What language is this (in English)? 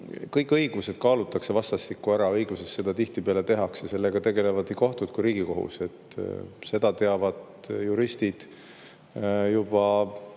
Estonian